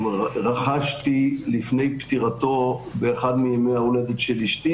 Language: Hebrew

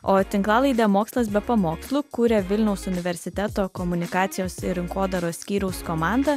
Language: Lithuanian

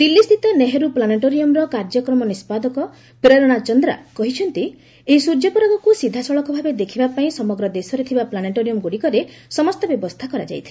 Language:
Odia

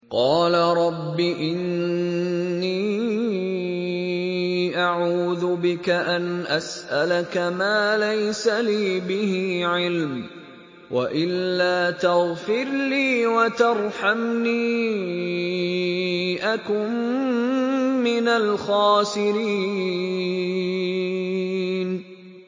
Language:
Arabic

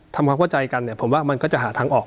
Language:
Thai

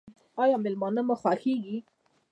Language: Pashto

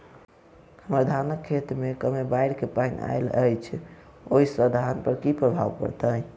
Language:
Maithili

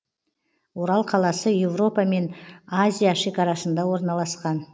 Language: Kazakh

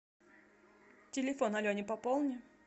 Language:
Russian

